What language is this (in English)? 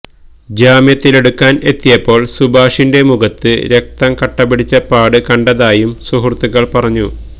Malayalam